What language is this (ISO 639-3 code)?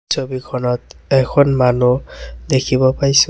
asm